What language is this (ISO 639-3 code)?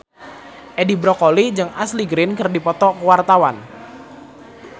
sun